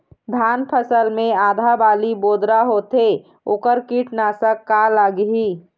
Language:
Chhattisgarhi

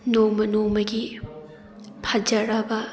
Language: Manipuri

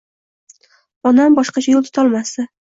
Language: Uzbek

